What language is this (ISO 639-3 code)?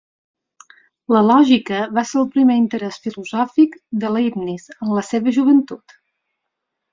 cat